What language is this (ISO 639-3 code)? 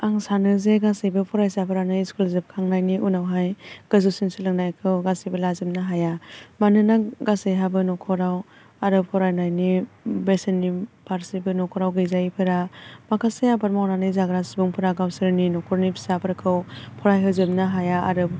brx